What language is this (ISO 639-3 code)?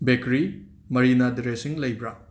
mni